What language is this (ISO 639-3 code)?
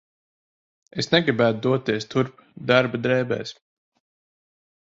lav